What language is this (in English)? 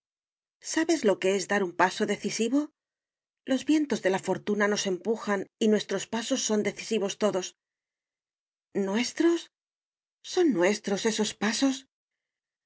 Spanish